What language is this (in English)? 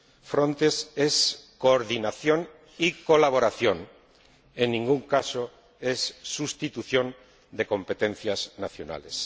Spanish